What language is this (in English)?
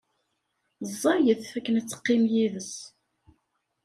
Kabyle